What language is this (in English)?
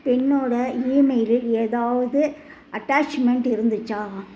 Tamil